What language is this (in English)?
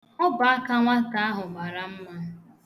Igbo